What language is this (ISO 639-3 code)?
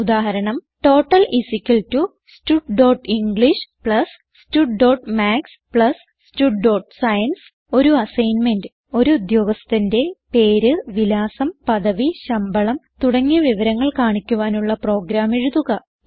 mal